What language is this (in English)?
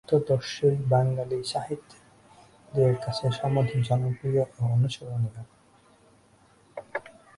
Bangla